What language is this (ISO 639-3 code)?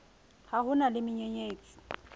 sot